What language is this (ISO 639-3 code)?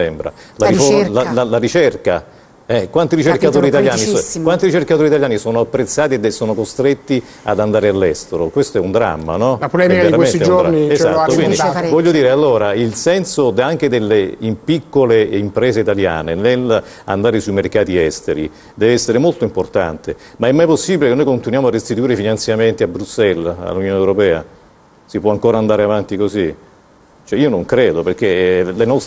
ita